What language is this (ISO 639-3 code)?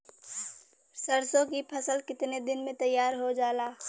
bho